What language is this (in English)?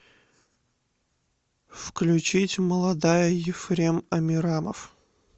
Russian